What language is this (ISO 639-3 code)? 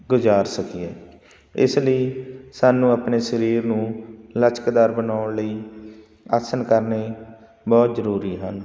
pan